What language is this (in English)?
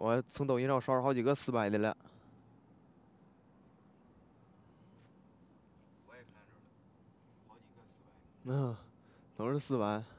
Chinese